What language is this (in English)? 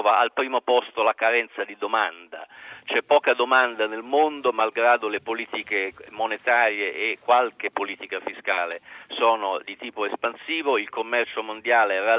Italian